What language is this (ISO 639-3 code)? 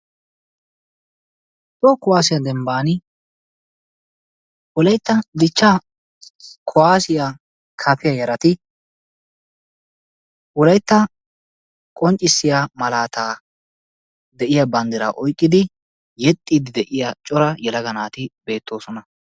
wal